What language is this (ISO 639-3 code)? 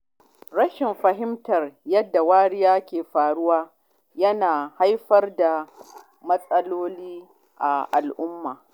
hau